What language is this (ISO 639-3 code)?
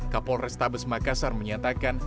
ind